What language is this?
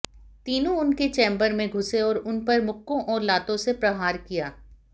Hindi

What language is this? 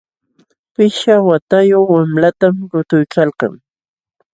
Jauja Wanca Quechua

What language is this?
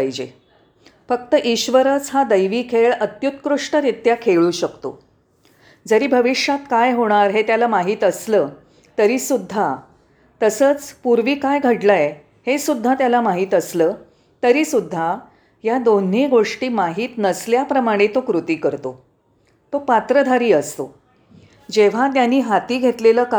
Marathi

